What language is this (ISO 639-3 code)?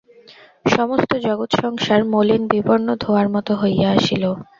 ben